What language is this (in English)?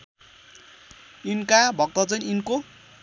Nepali